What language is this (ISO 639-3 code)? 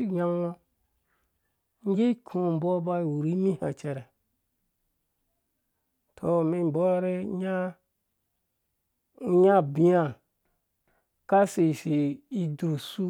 ldb